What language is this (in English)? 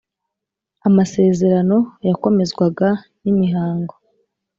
Kinyarwanda